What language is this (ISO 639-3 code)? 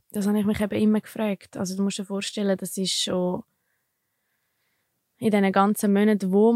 deu